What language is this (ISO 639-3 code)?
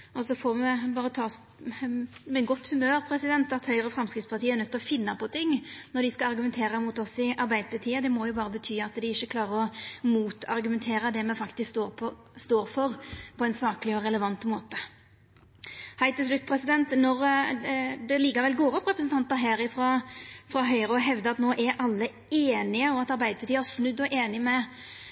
nno